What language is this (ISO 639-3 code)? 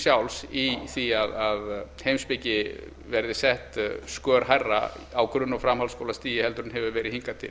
isl